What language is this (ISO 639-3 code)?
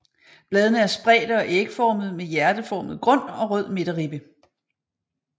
dan